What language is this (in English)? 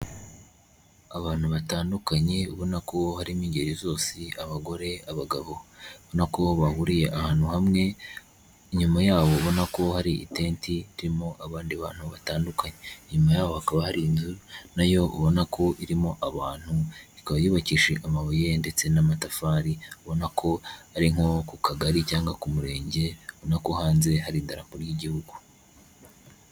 Kinyarwanda